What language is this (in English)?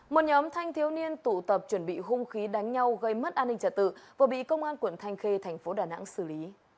Vietnamese